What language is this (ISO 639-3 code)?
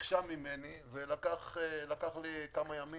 heb